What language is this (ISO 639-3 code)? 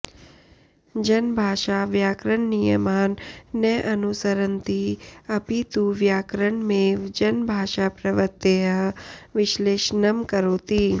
san